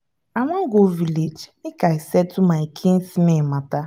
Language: Nigerian Pidgin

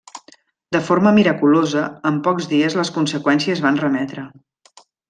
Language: Catalan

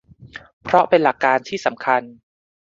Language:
Thai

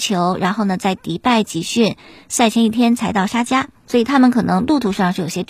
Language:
Chinese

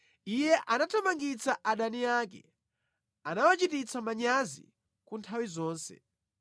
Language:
Nyanja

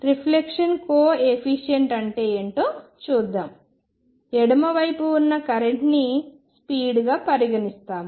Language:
Telugu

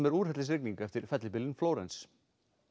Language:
Icelandic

